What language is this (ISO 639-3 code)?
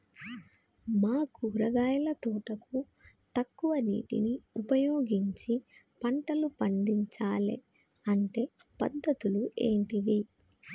tel